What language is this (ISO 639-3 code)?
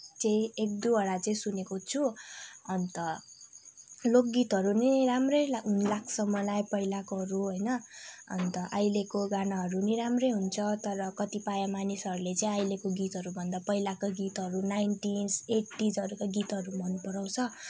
nep